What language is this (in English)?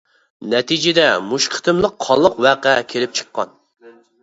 Uyghur